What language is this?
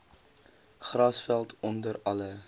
Afrikaans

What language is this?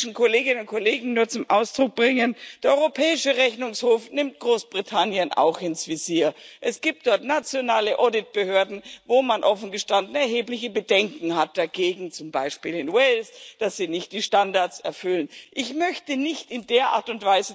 German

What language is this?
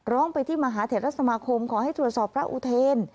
Thai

